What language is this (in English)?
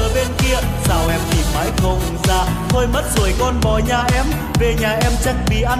Vietnamese